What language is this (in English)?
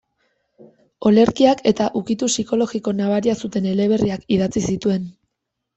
Basque